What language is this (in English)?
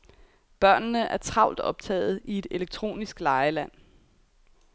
Danish